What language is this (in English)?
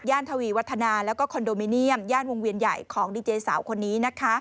Thai